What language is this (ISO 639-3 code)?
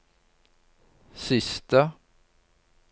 nor